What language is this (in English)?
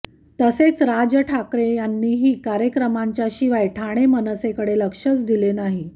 Marathi